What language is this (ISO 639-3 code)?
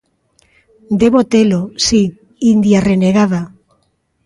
glg